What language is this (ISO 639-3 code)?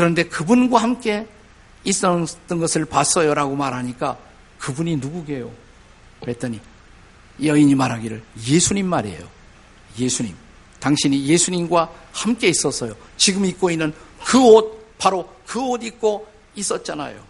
kor